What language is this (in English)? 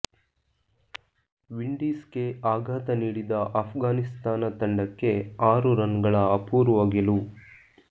Kannada